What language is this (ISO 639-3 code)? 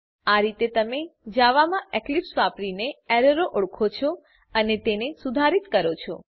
guj